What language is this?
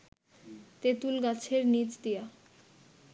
Bangla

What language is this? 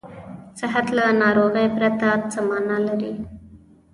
Pashto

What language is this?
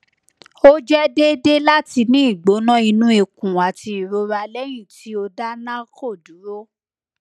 Yoruba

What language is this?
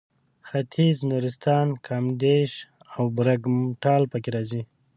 Pashto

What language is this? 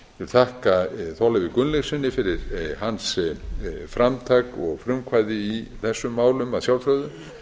Icelandic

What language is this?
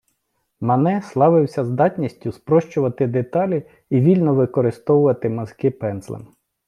Ukrainian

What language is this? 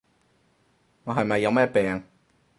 Cantonese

